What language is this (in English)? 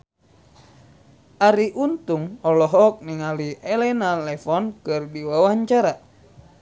Sundanese